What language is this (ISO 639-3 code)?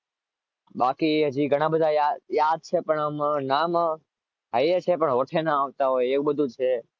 guj